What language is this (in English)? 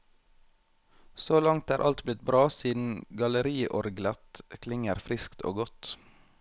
Norwegian